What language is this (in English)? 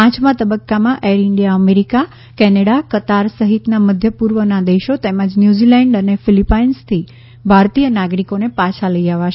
Gujarati